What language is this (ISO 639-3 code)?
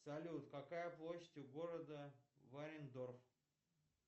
rus